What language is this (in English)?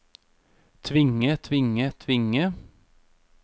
Norwegian